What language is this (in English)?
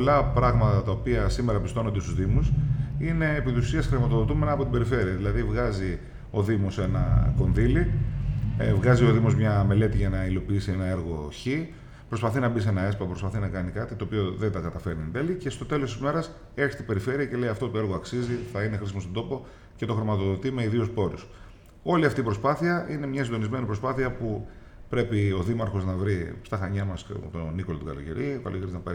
Greek